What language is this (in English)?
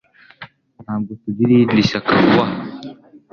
Kinyarwanda